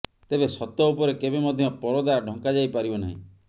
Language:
Odia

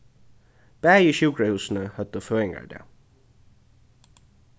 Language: Faroese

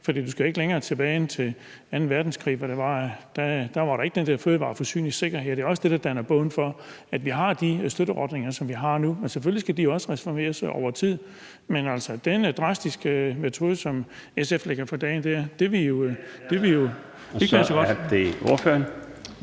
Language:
Danish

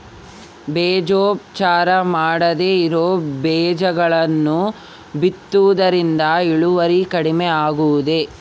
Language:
Kannada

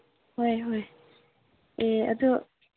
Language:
Manipuri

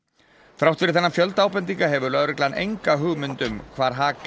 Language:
Icelandic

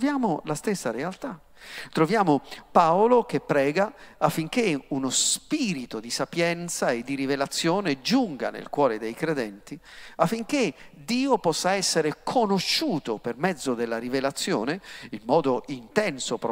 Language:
Italian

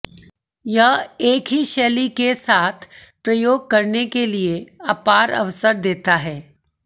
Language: Hindi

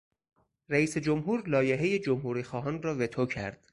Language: Persian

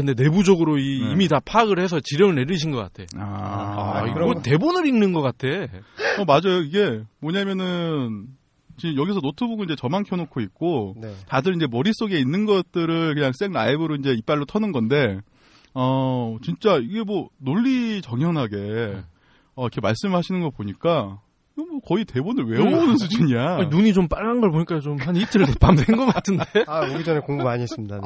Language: Korean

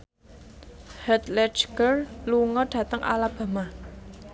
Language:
Javanese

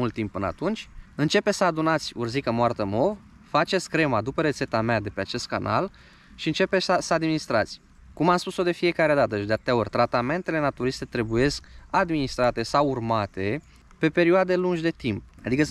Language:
Romanian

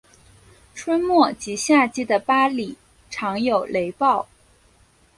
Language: Chinese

